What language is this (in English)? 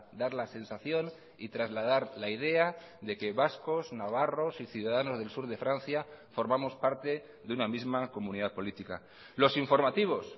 Spanish